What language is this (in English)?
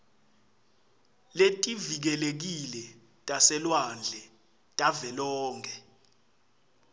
Swati